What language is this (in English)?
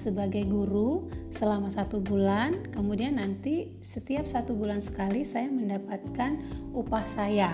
Indonesian